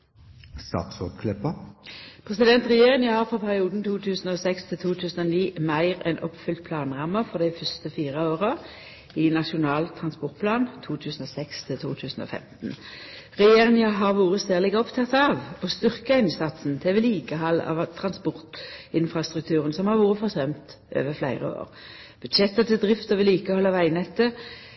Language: Norwegian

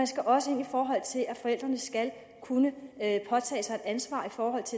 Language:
Danish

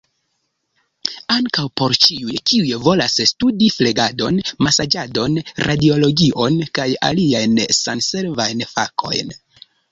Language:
Esperanto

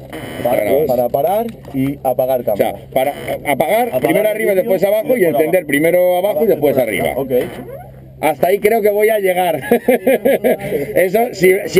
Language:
Spanish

